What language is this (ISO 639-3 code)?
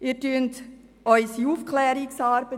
gsw